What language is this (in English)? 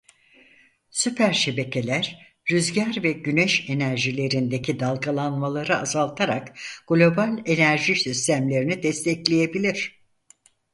Turkish